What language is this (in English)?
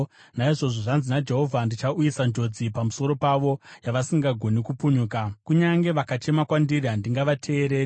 Shona